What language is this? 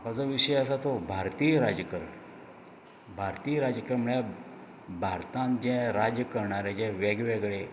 Konkani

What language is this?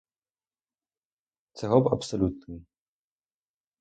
Ukrainian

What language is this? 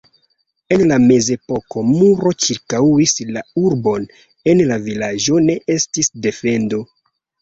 Esperanto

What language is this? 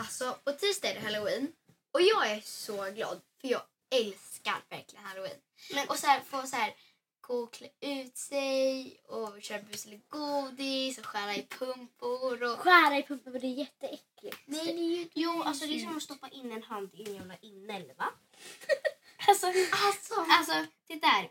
Swedish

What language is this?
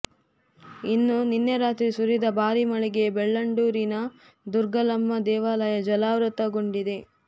Kannada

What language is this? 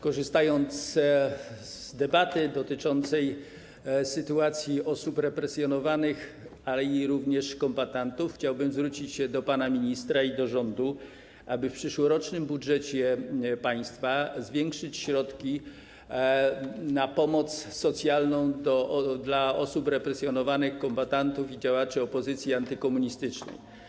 Polish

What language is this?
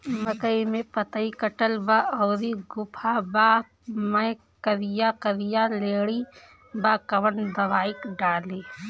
Bhojpuri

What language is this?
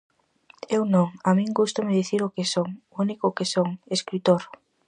Galician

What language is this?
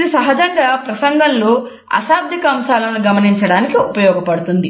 Telugu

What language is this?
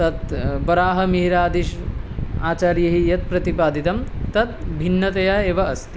Sanskrit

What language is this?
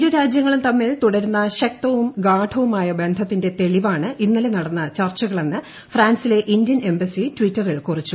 Malayalam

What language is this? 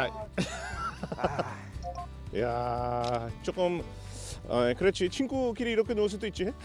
Korean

